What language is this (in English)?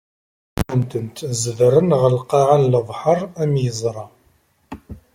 Kabyle